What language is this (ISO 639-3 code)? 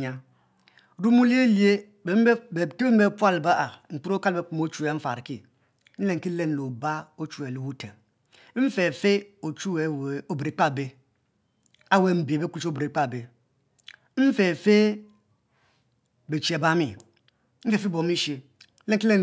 mfo